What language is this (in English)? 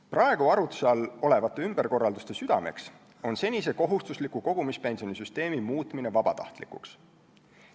Estonian